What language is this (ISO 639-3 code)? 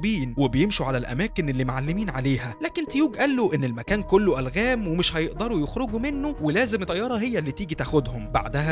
ara